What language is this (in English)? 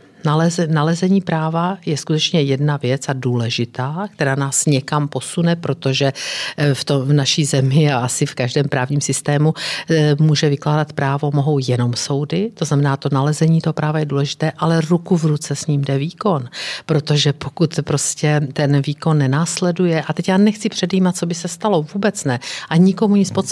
Czech